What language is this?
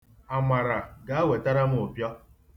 Igbo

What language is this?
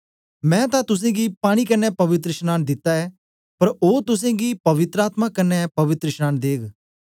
Dogri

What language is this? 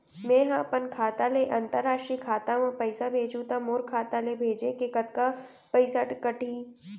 Chhattisgarhi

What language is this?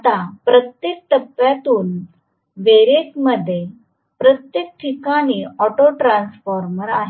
Marathi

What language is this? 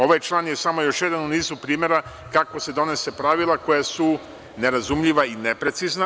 Serbian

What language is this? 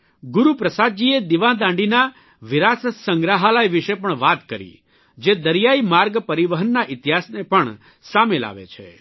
Gujarati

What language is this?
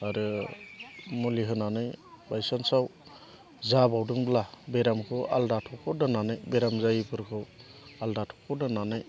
Bodo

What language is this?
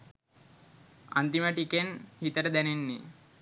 Sinhala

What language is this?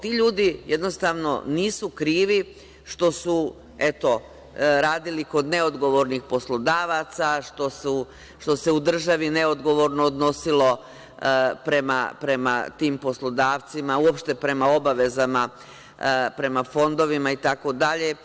Serbian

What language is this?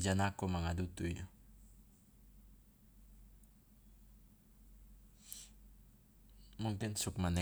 Loloda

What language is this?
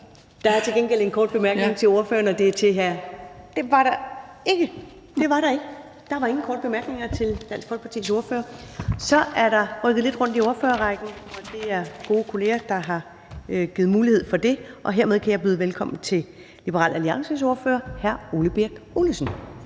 Danish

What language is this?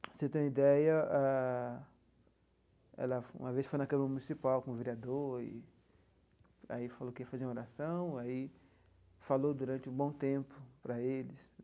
Portuguese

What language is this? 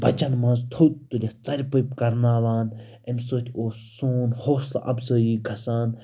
Kashmiri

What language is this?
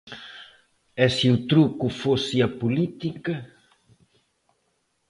Galician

